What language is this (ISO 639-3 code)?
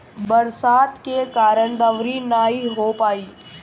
bho